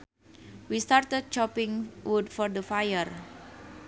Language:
Sundanese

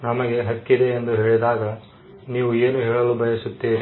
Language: Kannada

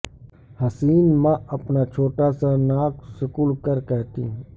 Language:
Urdu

